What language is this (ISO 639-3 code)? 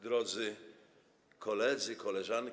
pol